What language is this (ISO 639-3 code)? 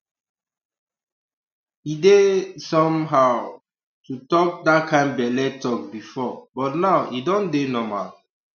pcm